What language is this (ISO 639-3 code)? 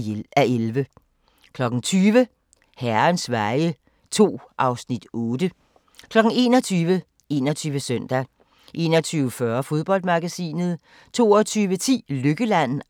dan